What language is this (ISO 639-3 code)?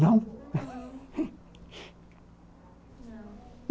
por